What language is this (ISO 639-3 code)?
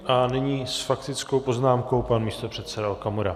ces